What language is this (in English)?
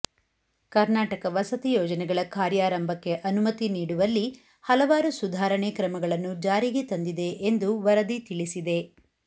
Kannada